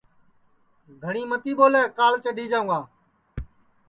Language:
Sansi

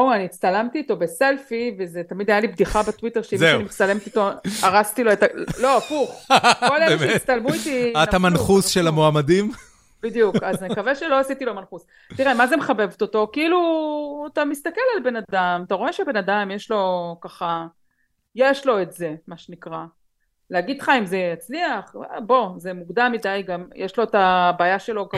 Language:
Hebrew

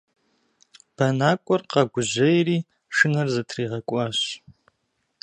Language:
Kabardian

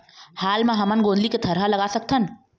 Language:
Chhattisgarhi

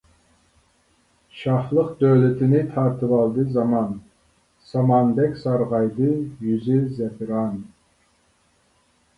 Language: Uyghur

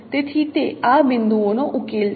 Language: Gujarati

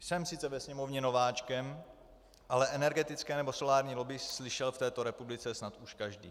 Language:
Czech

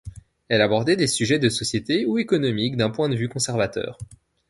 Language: French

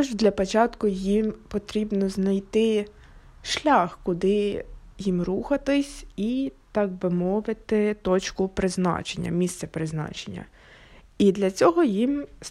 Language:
Ukrainian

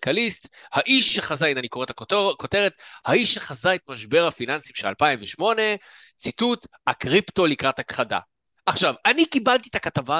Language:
Hebrew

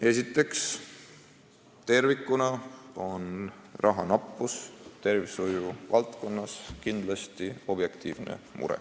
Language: Estonian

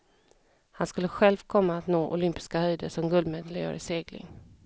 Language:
Swedish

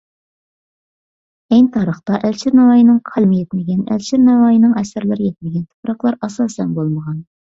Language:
Uyghur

